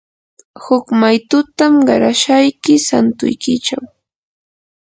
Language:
Yanahuanca Pasco Quechua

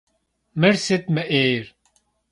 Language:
Kabardian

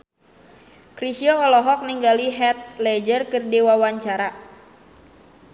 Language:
Sundanese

